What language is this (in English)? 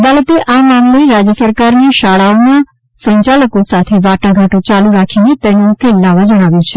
Gujarati